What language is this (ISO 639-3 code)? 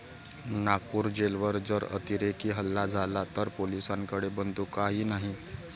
mar